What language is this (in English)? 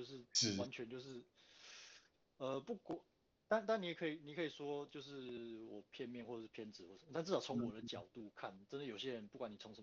Chinese